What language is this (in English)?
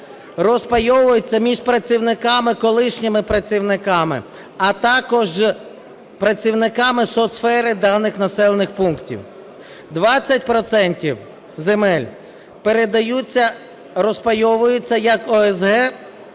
Ukrainian